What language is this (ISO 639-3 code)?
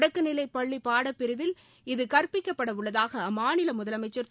tam